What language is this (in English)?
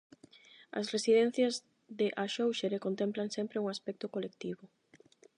Galician